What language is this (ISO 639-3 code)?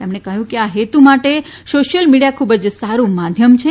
guj